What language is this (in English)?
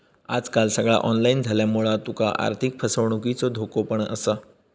Marathi